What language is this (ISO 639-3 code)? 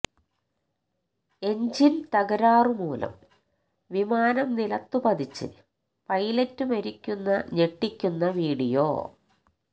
mal